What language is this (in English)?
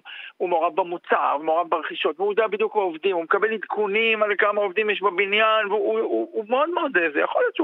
Hebrew